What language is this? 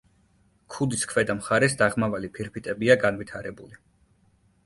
Georgian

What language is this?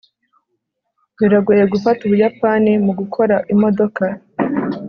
Kinyarwanda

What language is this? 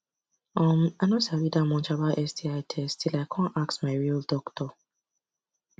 Nigerian Pidgin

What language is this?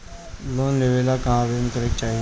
Bhojpuri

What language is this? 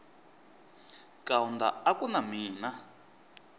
Tsonga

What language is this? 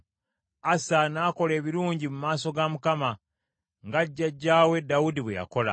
Ganda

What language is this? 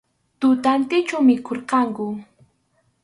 Arequipa-La Unión Quechua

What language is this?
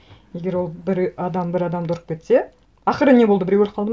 Kazakh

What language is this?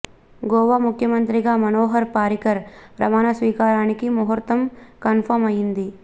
Telugu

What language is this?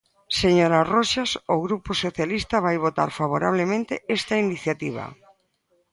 Galician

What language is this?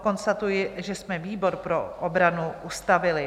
Czech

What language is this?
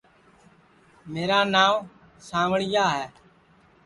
Sansi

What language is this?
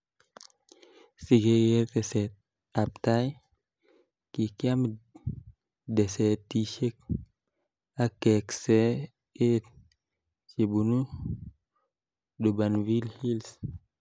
Kalenjin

